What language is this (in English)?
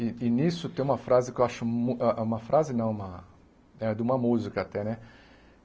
Portuguese